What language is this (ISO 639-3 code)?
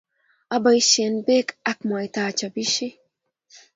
kln